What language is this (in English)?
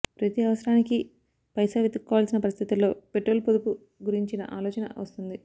Telugu